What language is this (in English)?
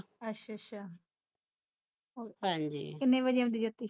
Punjabi